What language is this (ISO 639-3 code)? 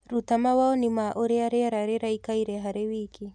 kik